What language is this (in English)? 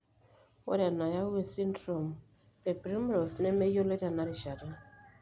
Masai